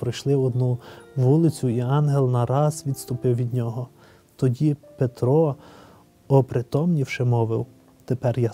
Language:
Ukrainian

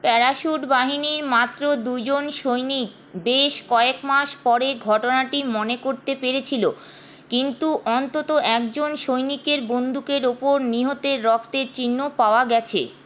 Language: Bangla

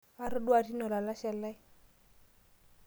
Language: Masai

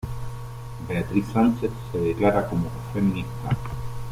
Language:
Spanish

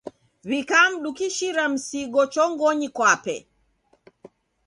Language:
Taita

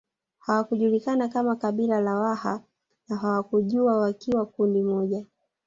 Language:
Swahili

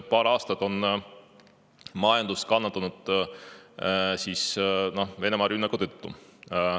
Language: Estonian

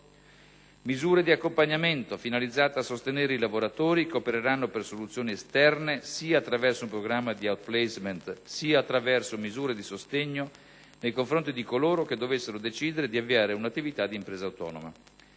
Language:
Italian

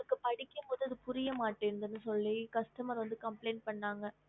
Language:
Tamil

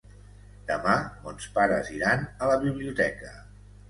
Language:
Catalan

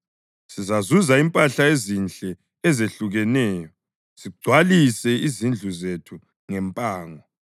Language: North Ndebele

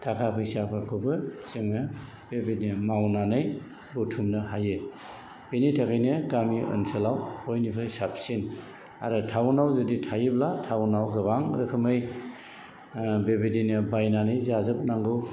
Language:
Bodo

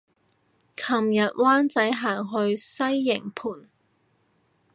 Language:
Cantonese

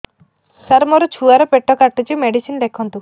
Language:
Odia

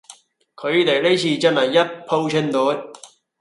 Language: Cantonese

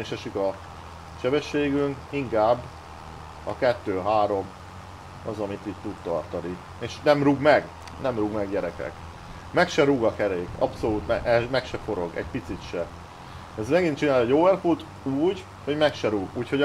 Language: Hungarian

